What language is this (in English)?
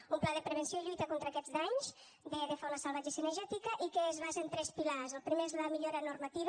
Catalan